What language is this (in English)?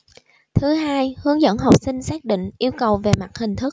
Vietnamese